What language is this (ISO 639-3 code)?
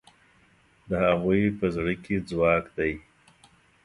pus